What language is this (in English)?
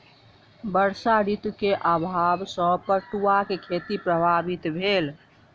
Maithili